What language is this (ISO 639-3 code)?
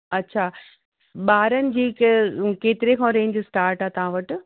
snd